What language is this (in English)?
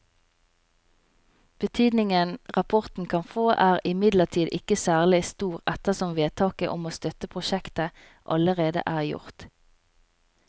Norwegian